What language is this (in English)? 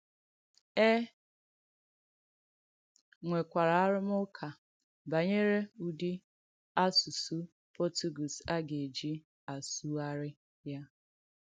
Igbo